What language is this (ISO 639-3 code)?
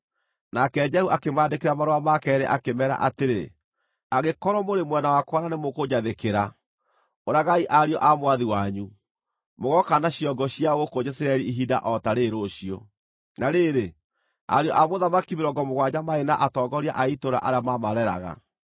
kik